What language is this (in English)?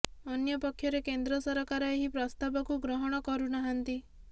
Odia